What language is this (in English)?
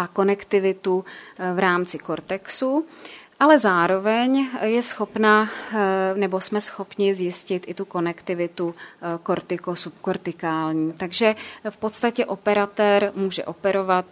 Czech